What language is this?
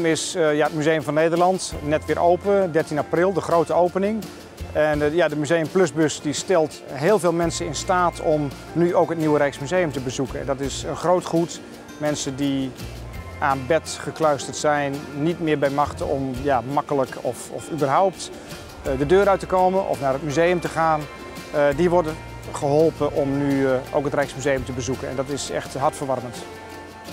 Dutch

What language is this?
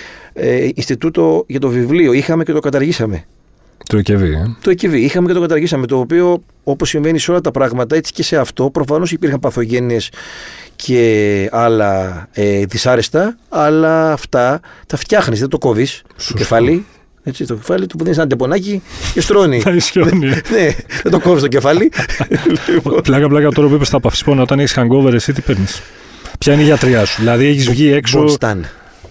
Greek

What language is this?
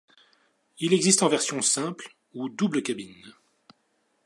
French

